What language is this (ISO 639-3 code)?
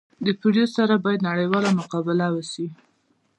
pus